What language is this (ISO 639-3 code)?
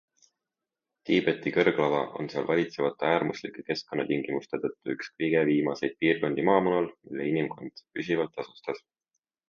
est